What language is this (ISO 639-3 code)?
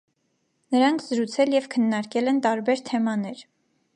hye